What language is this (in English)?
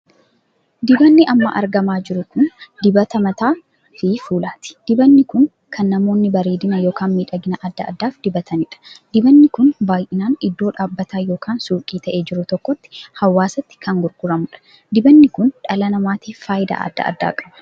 Oromo